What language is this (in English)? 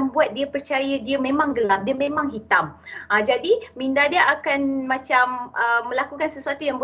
Malay